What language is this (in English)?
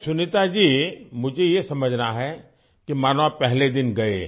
Urdu